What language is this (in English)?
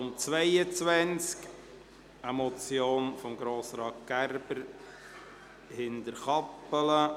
Swiss German